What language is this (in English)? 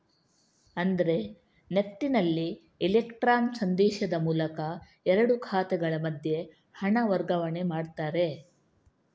Kannada